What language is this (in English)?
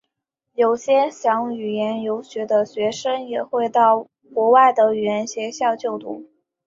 Chinese